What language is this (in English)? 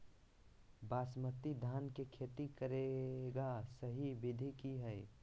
Magahi